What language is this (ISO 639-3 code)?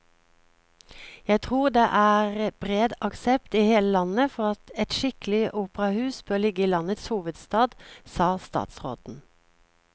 nor